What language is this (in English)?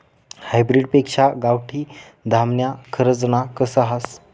Marathi